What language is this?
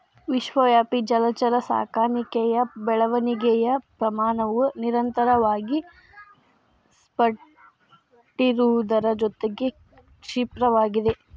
Kannada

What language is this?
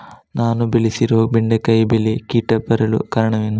Kannada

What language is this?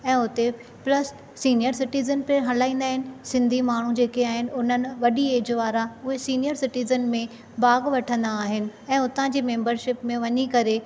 Sindhi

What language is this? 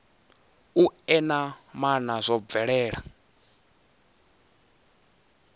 Venda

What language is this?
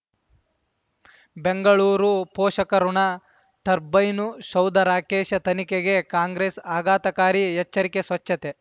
Kannada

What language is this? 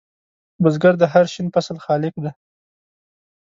Pashto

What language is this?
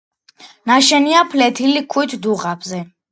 Georgian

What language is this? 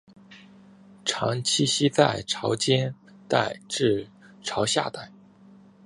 Chinese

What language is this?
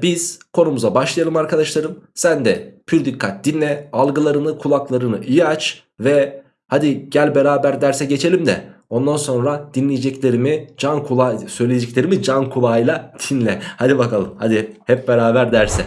Turkish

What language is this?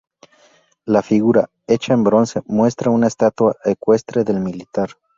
Spanish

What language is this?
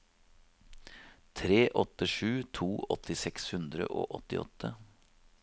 Norwegian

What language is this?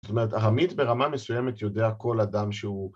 Hebrew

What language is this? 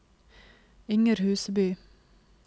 Norwegian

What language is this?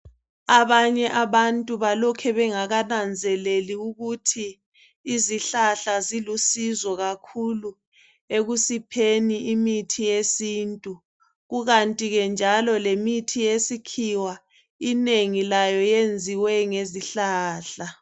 North Ndebele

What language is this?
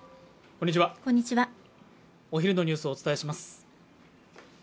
Japanese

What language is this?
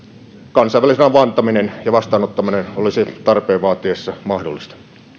Finnish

